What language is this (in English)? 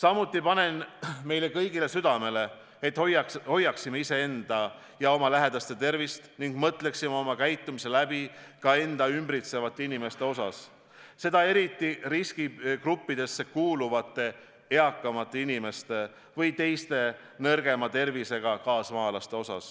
Estonian